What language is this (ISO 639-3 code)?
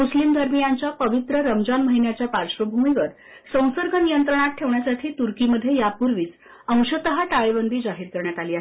mar